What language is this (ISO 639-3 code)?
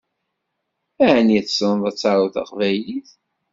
kab